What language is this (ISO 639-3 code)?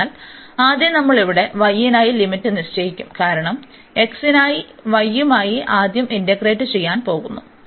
mal